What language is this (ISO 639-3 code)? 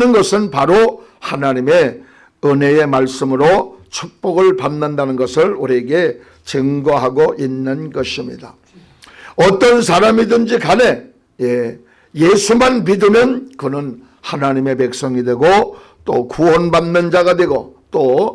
kor